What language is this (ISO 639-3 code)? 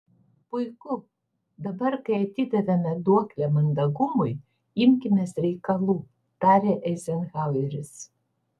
lit